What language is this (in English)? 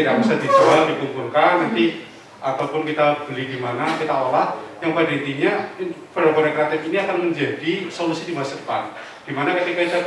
Indonesian